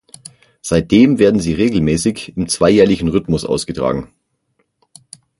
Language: German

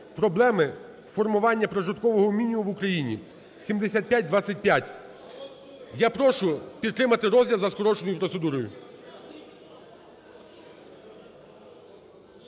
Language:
Ukrainian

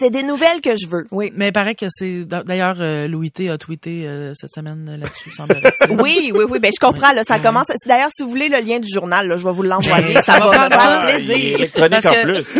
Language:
French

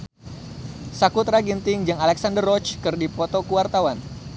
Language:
Sundanese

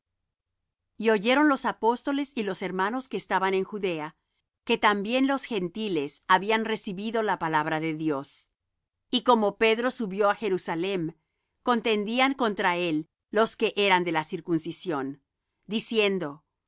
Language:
Spanish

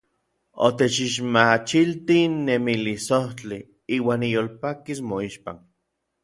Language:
Orizaba Nahuatl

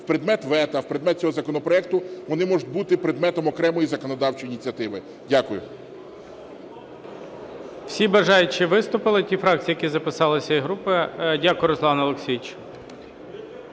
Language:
Ukrainian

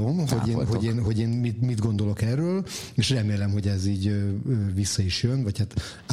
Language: Hungarian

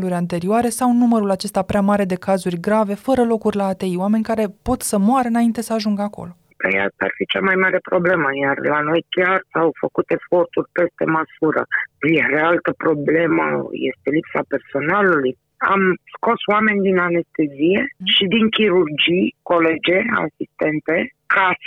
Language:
Romanian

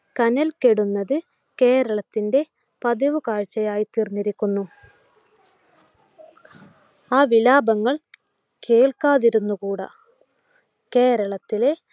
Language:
Malayalam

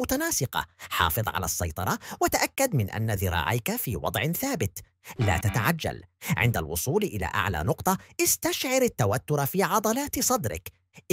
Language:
Arabic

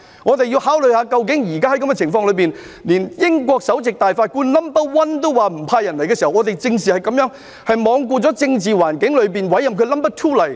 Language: Cantonese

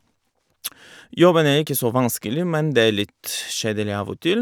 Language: Norwegian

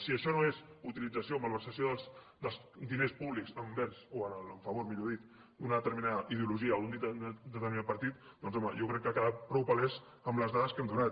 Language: Catalan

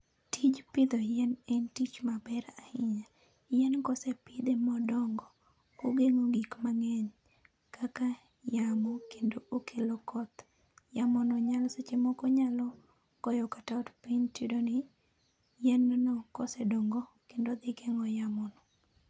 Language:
Luo (Kenya and Tanzania)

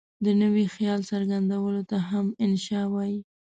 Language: Pashto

